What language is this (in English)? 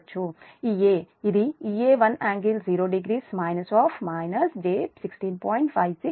Telugu